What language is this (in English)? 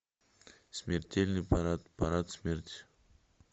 Russian